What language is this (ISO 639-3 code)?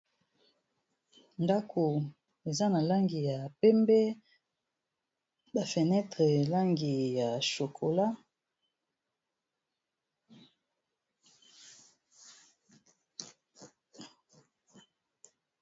lin